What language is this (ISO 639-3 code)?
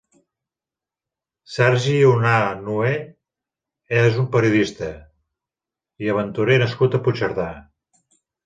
cat